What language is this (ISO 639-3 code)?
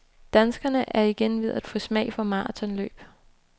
dan